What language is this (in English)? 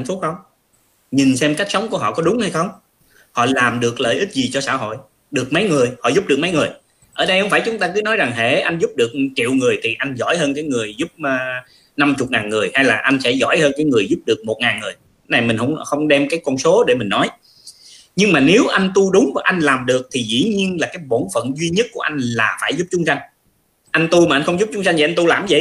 Vietnamese